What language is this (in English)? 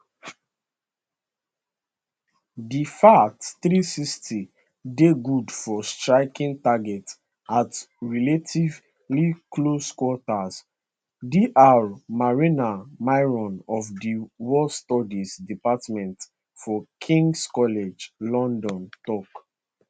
Nigerian Pidgin